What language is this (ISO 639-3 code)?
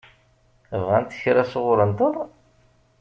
kab